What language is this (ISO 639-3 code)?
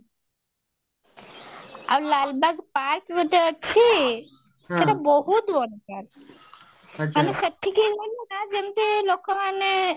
ori